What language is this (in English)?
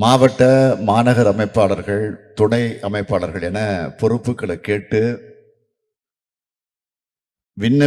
Romanian